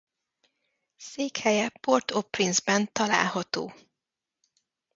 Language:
Hungarian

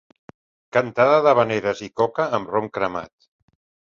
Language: Catalan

